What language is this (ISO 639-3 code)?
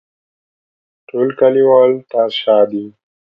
pus